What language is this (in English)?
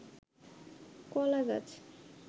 Bangla